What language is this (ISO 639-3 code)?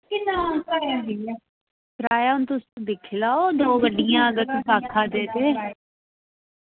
doi